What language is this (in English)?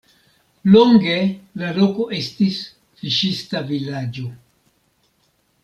Esperanto